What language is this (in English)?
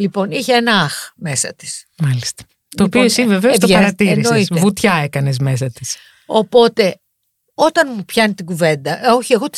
Greek